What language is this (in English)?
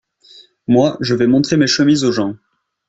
French